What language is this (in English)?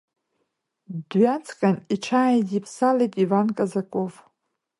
Abkhazian